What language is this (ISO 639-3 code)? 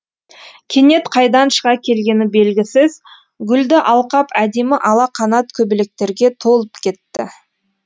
kaz